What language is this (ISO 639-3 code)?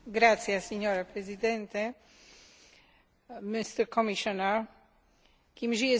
slk